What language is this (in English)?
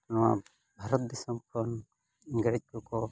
Santali